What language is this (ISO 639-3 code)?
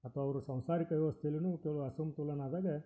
kan